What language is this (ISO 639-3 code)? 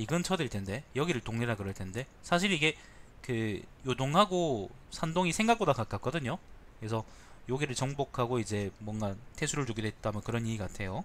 kor